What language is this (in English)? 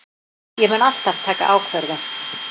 Icelandic